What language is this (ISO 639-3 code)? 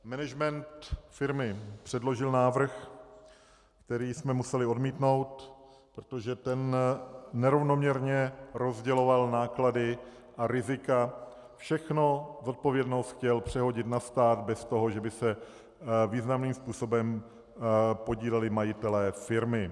ces